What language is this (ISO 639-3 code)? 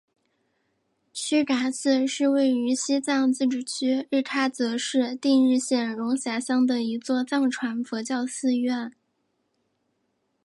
zho